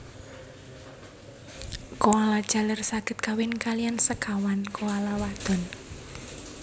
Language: Javanese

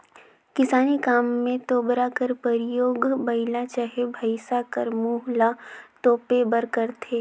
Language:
Chhattisgarhi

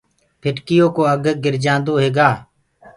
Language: Gurgula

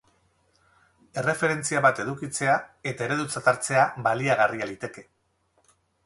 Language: Basque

